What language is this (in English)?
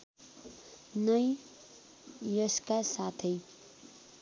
Nepali